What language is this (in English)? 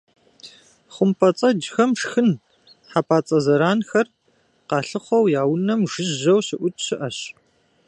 Kabardian